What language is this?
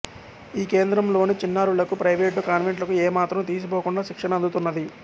Telugu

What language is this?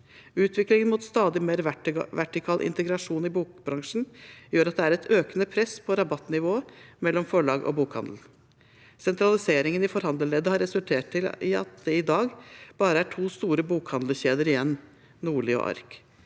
Norwegian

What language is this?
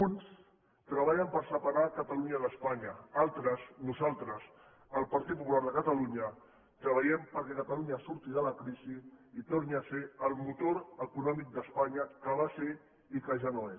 Catalan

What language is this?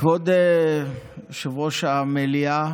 Hebrew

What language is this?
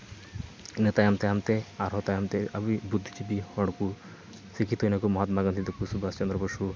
Santali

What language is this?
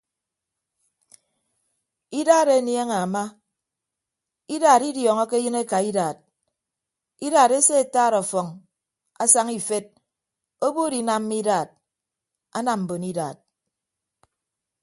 Ibibio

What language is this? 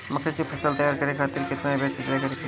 Bhojpuri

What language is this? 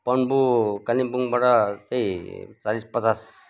Nepali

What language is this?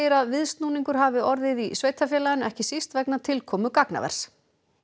Icelandic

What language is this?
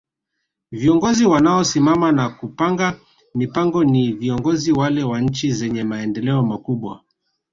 Swahili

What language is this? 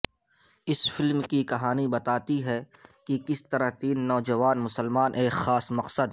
Urdu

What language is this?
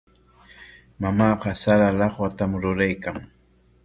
Corongo Ancash Quechua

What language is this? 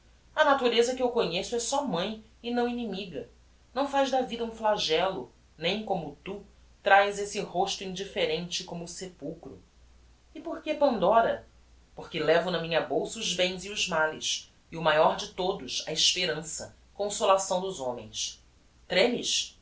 Portuguese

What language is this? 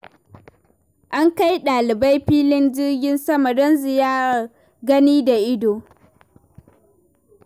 Hausa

